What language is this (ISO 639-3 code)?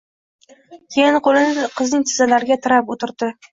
uzb